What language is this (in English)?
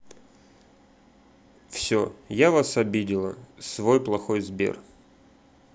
Russian